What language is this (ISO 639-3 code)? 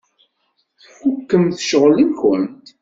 kab